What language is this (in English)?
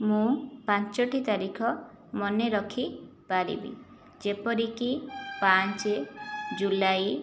Odia